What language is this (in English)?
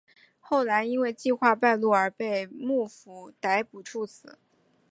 Chinese